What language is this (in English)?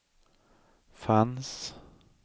Swedish